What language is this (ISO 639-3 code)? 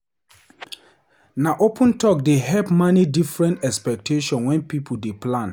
pcm